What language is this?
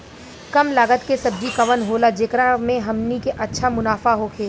Bhojpuri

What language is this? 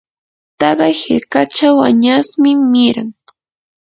Yanahuanca Pasco Quechua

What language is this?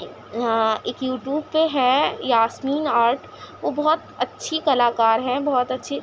Urdu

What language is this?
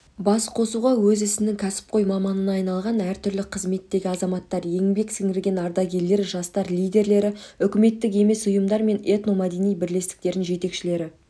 Kazakh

